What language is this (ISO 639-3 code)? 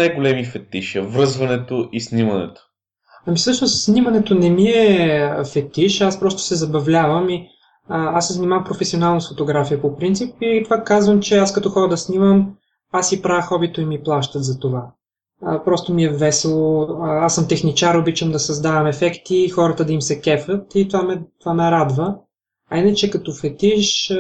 bul